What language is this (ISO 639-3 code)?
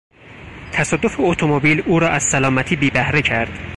fas